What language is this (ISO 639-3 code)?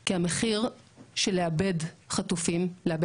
heb